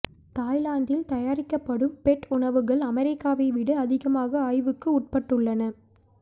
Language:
Tamil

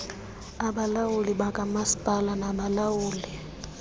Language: Xhosa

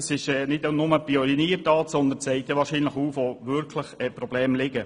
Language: Swiss German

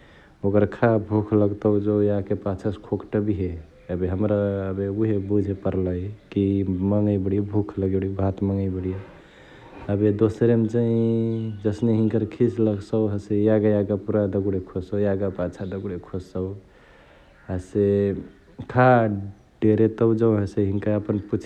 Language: Chitwania Tharu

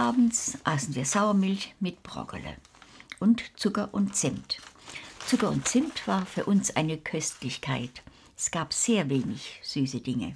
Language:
German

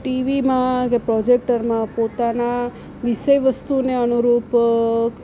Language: Gujarati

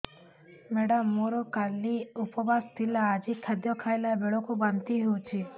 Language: Odia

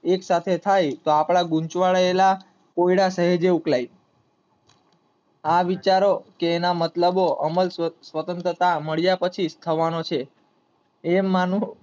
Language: Gujarati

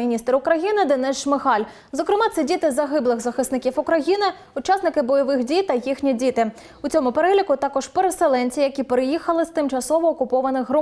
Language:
Ukrainian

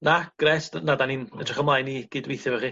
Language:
Welsh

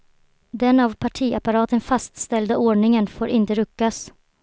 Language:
Swedish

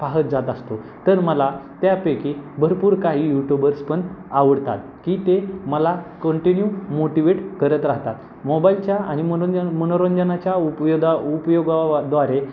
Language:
Marathi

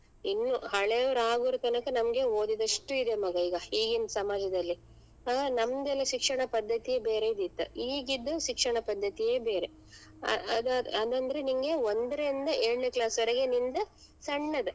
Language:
Kannada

